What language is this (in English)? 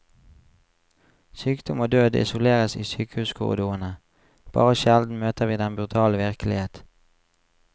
Norwegian